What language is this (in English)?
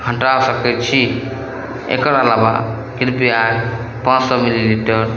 Maithili